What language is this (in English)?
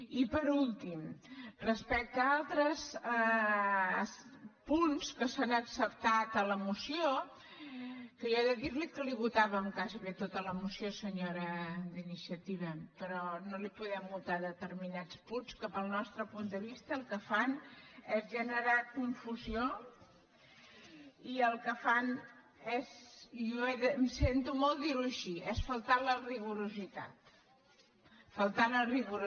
Catalan